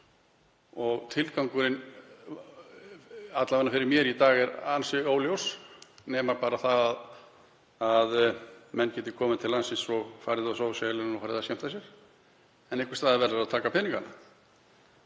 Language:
Icelandic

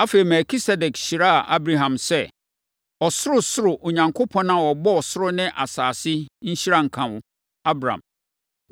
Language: Akan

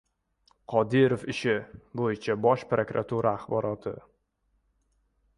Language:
Uzbek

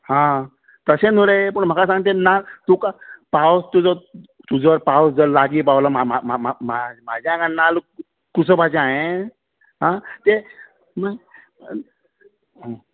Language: Konkani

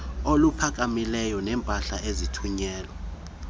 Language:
Xhosa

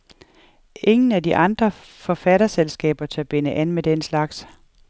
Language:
Danish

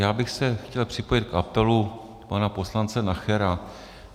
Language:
Czech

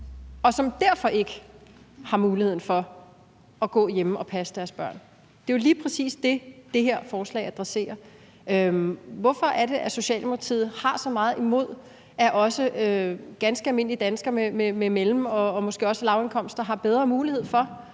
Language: Danish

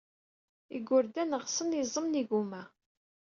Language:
Kabyle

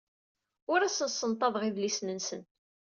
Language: Kabyle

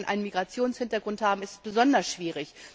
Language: German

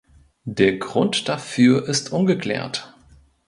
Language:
German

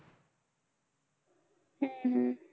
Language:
Marathi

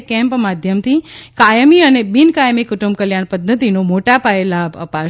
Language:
Gujarati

